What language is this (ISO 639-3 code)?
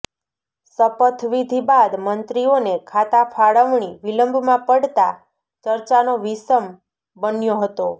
guj